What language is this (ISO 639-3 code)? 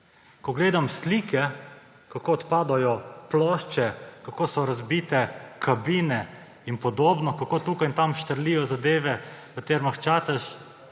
slv